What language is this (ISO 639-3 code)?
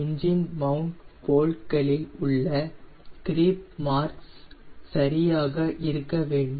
tam